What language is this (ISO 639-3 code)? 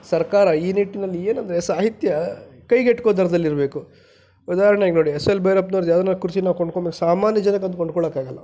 kan